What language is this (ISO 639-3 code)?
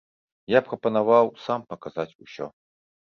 bel